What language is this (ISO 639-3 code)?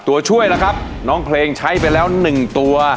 tha